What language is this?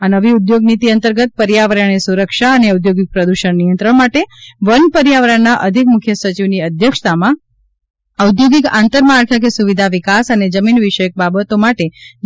Gujarati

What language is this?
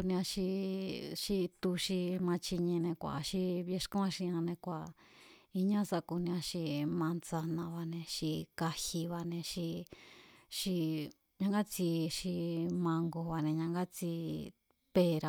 Mazatlán Mazatec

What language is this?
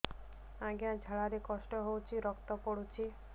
Odia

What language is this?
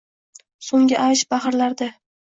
Uzbek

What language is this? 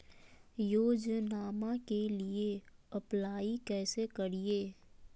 Magahi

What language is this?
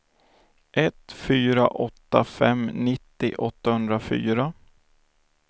Swedish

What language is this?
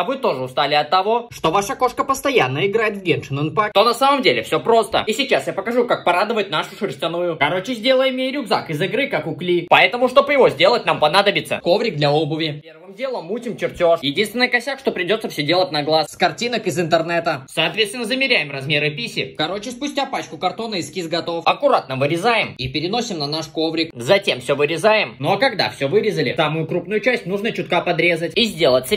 Russian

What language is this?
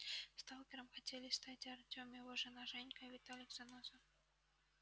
Russian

